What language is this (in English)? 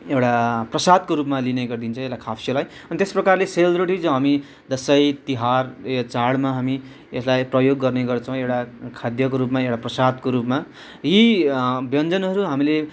Nepali